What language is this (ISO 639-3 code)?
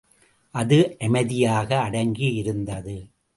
tam